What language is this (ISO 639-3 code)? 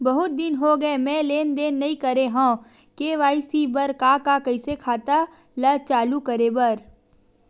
hne